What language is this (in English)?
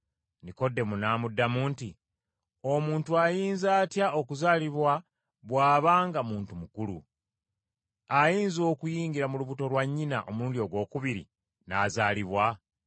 Ganda